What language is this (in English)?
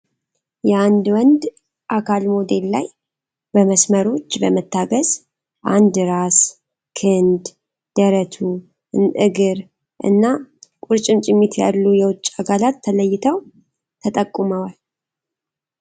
Amharic